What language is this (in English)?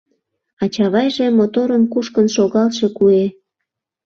Mari